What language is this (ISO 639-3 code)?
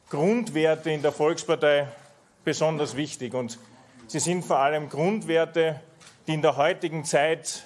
deu